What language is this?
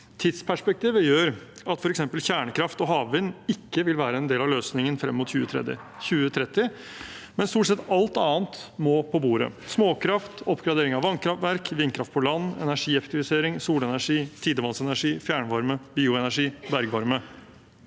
Norwegian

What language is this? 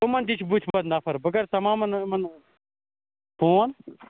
Kashmiri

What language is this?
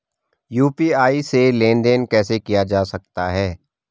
Hindi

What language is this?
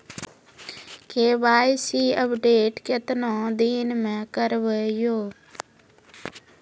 Maithili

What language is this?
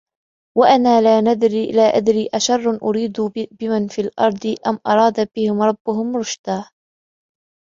Arabic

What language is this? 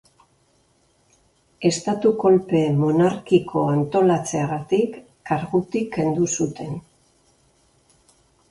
Basque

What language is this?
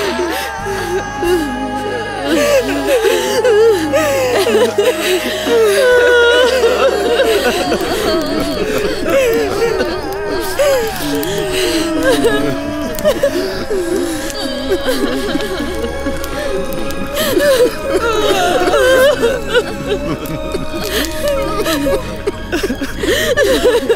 Arabic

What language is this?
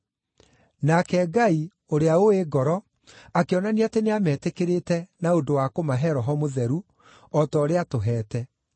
Kikuyu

